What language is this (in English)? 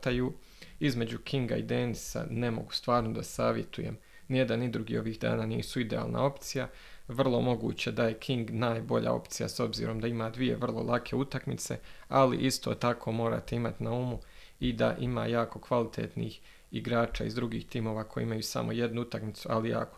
Croatian